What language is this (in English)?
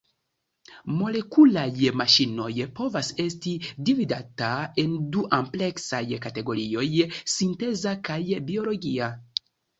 Esperanto